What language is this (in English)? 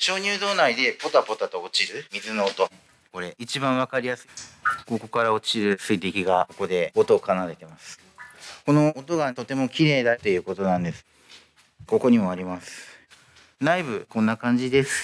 Japanese